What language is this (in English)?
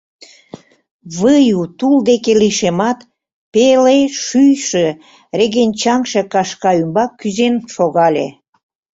Mari